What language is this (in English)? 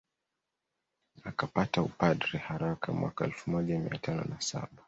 Swahili